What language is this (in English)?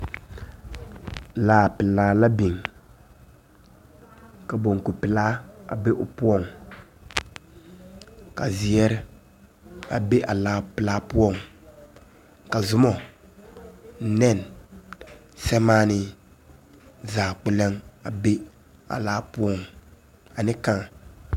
Southern Dagaare